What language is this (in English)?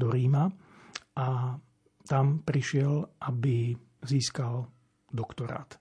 Slovak